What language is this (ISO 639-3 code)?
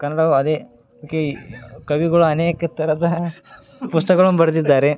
kan